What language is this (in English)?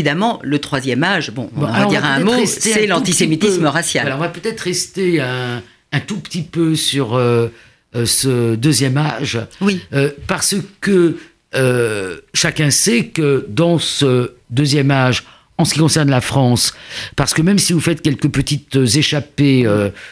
French